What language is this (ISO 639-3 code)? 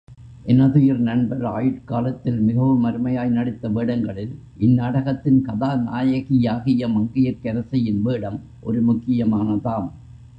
tam